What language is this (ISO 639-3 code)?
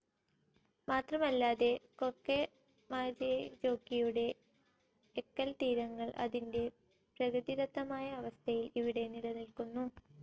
mal